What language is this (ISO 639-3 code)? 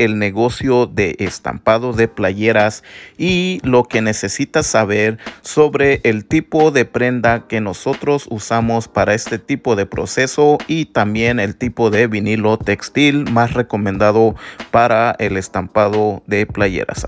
spa